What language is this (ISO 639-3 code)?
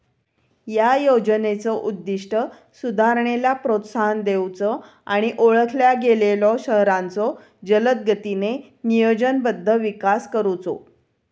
mar